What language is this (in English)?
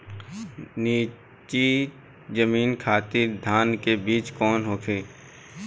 Bhojpuri